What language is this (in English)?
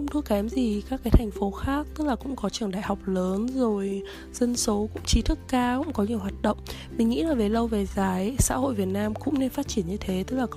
Vietnamese